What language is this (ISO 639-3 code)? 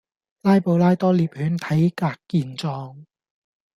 yue